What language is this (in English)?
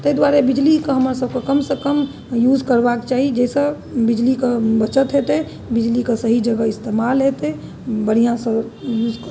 Maithili